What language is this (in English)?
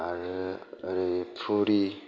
Bodo